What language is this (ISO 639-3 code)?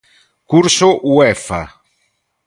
glg